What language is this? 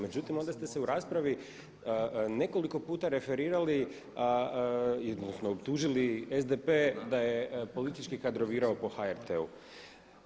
Croatian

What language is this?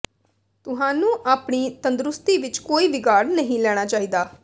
Punjabi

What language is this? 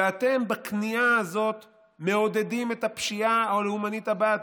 Hebrew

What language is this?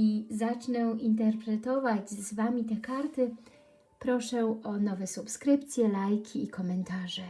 Polish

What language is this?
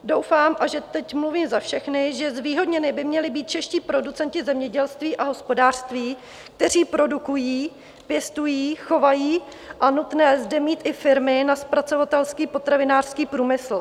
Czech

